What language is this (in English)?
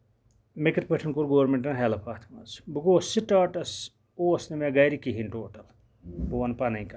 Kashmiri